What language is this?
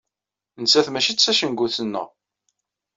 Kabyle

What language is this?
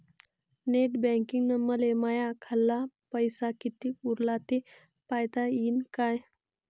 Marathi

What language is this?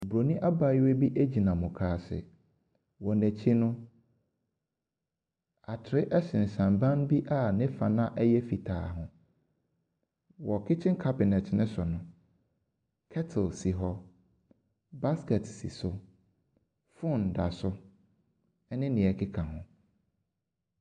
Akan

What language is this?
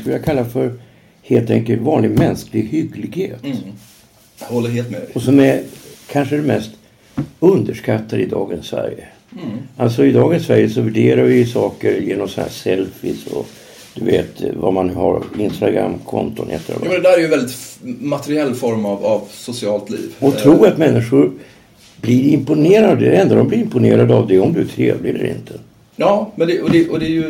Swedish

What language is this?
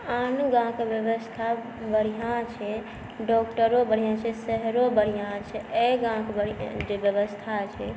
Maithili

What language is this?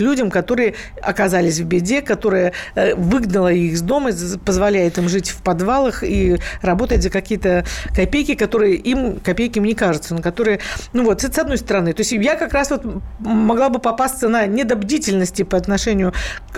Russian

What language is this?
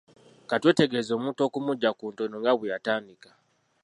Ganda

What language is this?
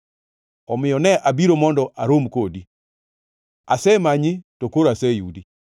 Luo (Kenya and Tanzania)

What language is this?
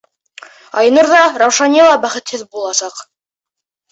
Bashkir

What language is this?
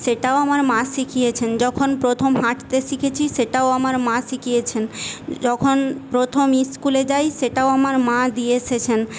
Bangla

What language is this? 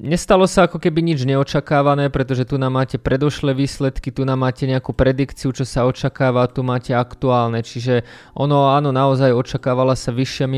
Slovak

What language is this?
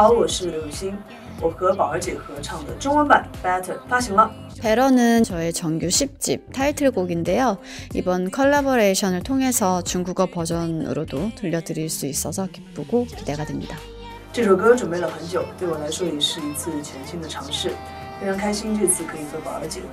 Korean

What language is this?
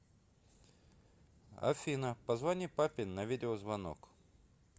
Russian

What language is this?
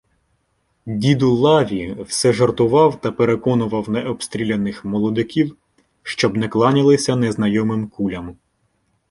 Ukrainian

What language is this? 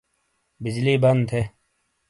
Shina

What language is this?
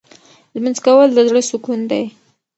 Pashto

